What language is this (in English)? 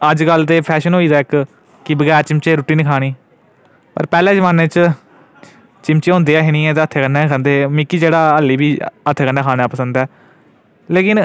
Dogri